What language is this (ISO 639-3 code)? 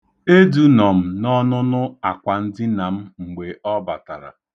ibo